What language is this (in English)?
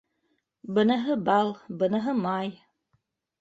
Bashkir